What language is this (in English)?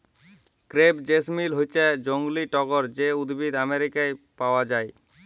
Bangla